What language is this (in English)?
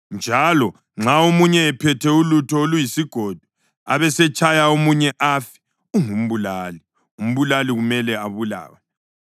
North Ndebele